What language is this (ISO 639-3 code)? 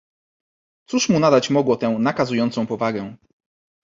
pol